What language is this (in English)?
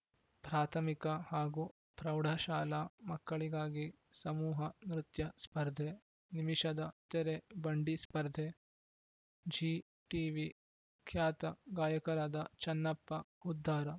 Kannada